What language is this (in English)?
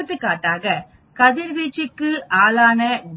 Tamil